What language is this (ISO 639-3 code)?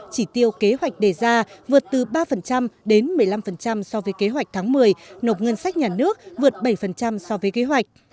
vie